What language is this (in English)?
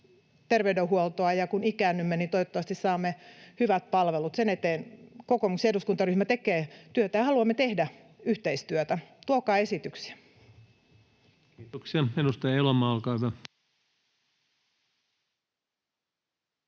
Finnish